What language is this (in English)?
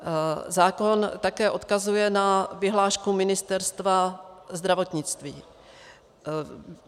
Czech